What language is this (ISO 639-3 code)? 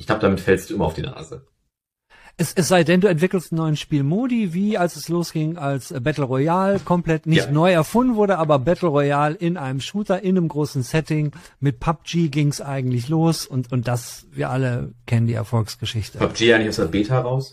deu